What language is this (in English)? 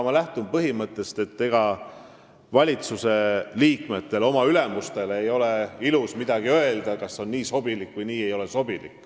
Estonian